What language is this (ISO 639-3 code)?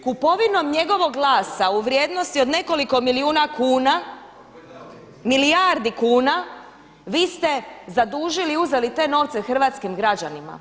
hrv